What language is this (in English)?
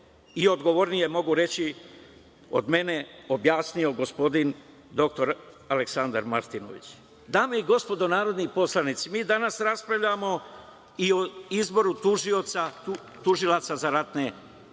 Serbian